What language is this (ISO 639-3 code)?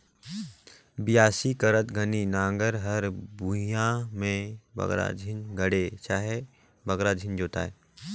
hne